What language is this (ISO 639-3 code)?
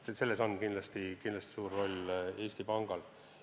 est